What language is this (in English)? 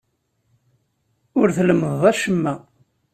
Kabyle